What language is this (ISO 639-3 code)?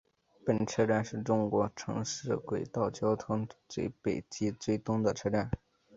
zho